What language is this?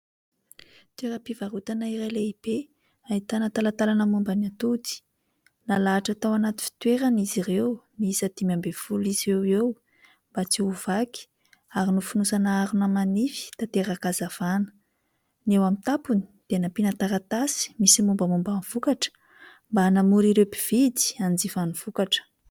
Malagasy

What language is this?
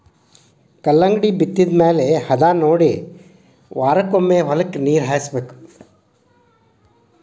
Kannada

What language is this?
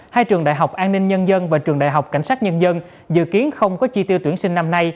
Vietnamese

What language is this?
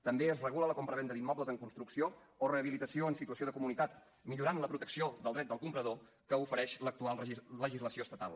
Catalan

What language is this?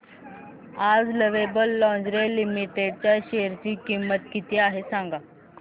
Marathi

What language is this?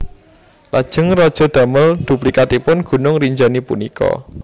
Javanese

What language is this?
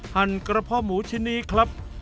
Thai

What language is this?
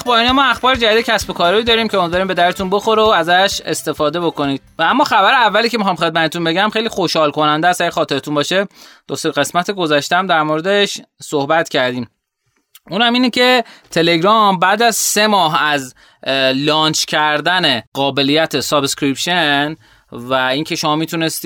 Persian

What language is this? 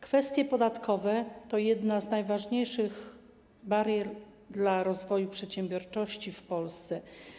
Polish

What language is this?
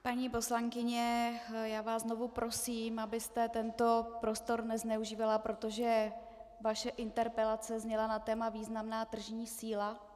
Czech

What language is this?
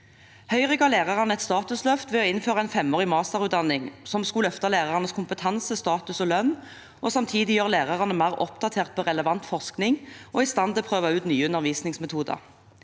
Norwegian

